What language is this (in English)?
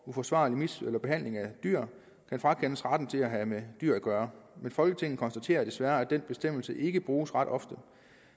Danish